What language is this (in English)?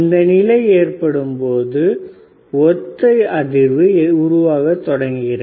Tamil